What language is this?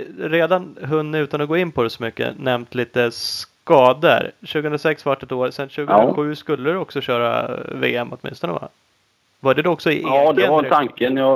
Swedish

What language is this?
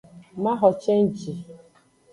Aja (Benin)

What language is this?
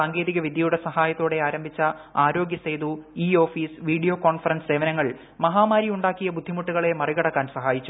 Malayalam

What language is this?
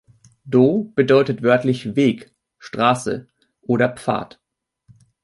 German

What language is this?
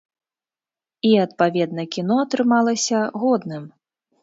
Belarusian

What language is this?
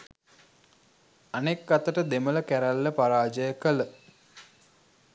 Sinhala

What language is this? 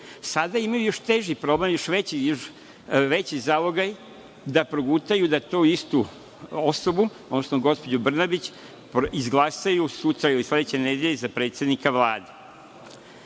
Serbian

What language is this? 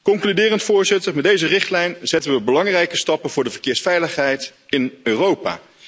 Dutch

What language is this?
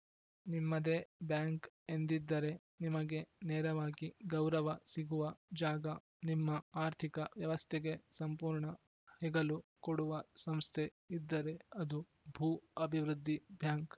Kannada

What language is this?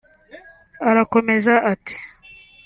Kinyarwanda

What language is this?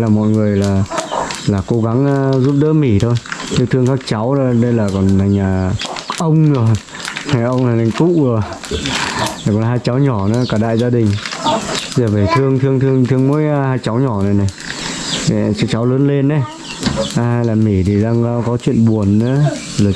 Vietnamese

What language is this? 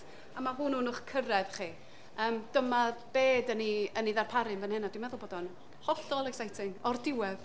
Welsh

